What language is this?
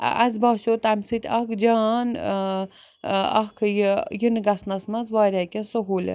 Kashmiri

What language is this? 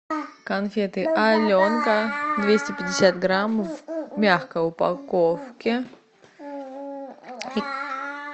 Russian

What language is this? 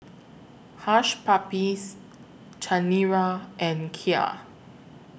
English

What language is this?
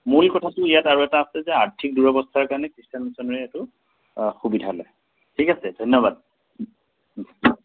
Assamese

